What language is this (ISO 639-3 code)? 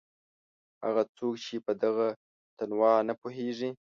pus